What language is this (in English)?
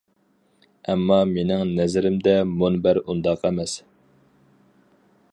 Uyghur